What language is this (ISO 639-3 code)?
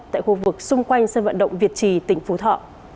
vie